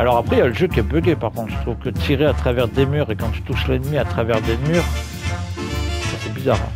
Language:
French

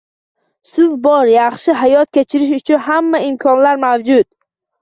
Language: Uzbek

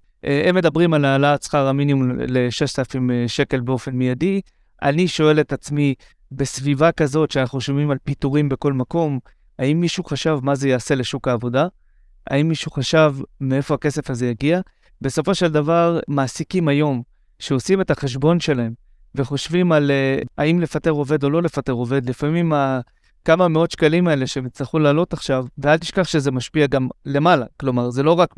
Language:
Hebrew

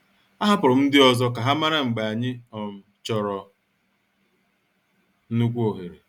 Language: Igbo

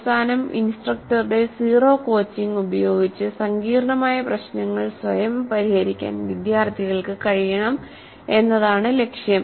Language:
Malayalam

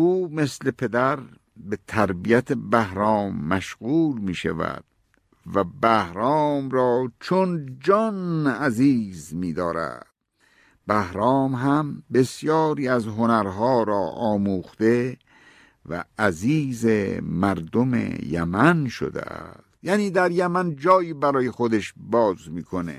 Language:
Persian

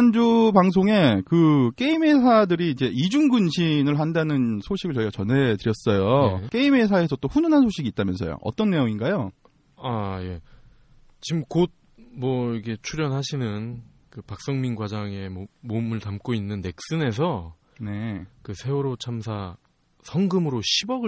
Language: Korean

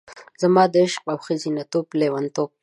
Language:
Pashto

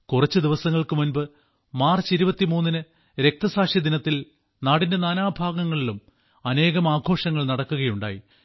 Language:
Malayalam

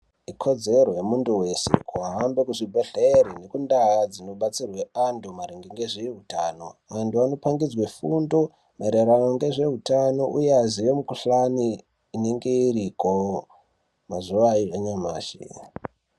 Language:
Ndau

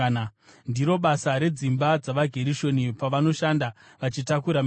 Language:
Shona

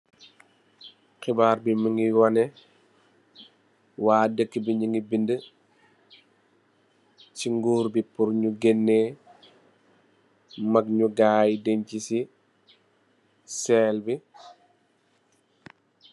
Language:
Wolof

